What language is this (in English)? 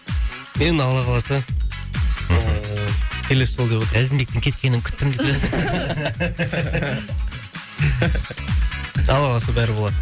Kazakh